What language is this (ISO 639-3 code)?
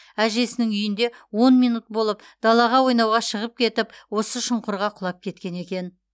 kaz